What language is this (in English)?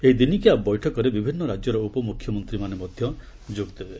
Odia